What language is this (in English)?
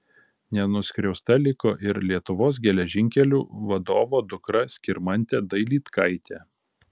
Lithuanian